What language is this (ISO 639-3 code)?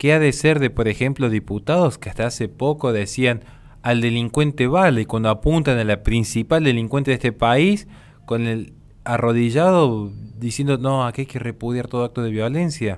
spa